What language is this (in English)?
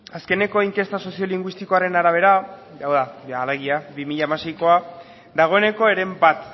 Basque